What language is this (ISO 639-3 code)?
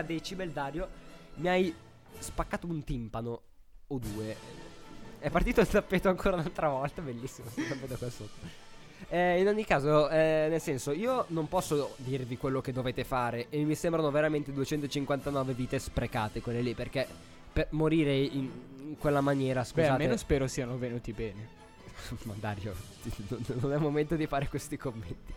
ita